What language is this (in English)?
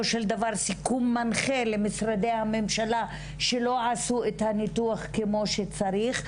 Hebrew